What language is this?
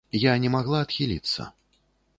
Belarusian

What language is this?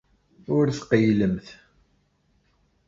Kabyle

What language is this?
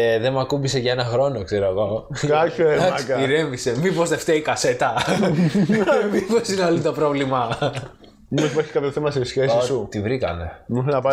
Greek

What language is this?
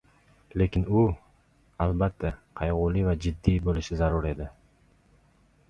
Uzbek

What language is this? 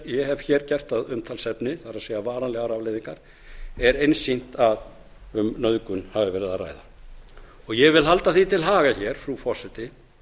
Icelandic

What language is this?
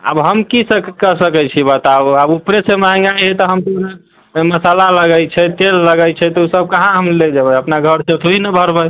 Maithili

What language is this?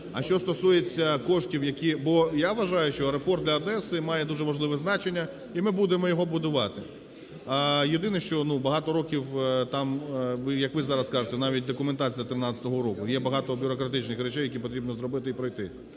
Ukrainian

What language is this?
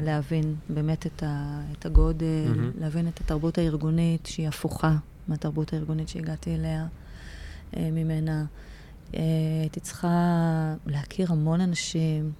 Hebrew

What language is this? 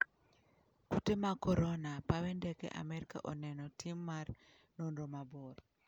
Luo (Kenya and Tanzania)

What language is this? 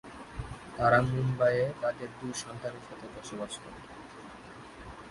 Bangla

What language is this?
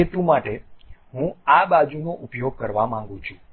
Gujarati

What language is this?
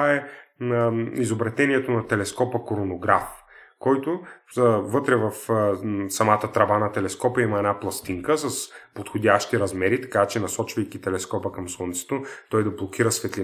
Bulgarian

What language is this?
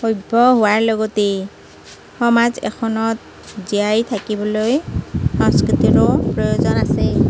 Assamese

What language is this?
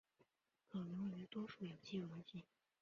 Chinese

